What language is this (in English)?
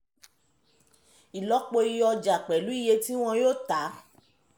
Yoruba